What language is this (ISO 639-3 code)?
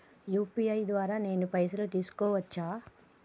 tel